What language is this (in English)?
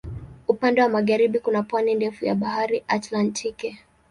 Swahili